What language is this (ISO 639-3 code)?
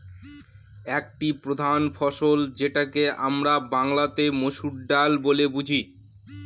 ben